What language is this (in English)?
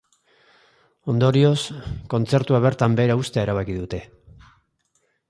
Basque